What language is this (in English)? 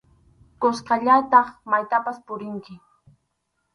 Arequipa-La Unión Quechua